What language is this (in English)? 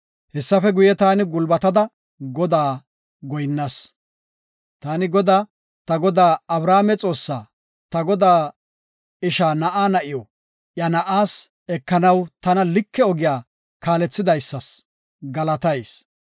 Gofa